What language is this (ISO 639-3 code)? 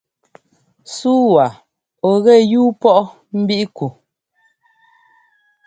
jgo